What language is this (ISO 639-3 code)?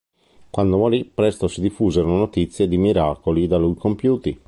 ita